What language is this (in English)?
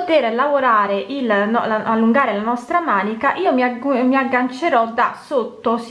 Italian